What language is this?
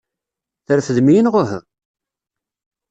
Kabyle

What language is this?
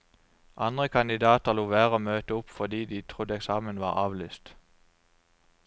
Norwegian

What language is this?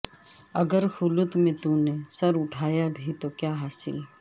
Urdu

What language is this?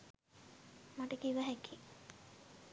Sinhala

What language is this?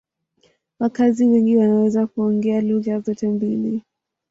Swahili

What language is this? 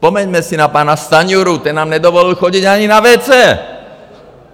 Czech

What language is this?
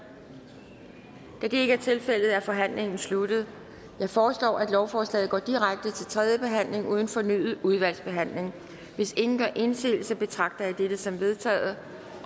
Danish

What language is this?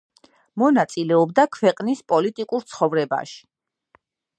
Georgian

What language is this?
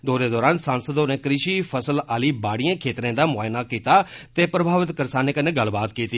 Dogri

